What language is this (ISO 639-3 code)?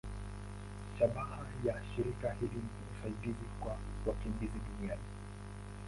swa